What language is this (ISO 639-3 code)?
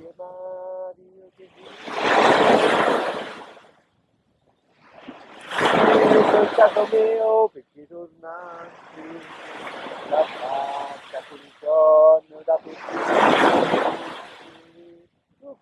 ita